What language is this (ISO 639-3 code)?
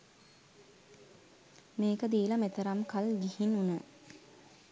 sin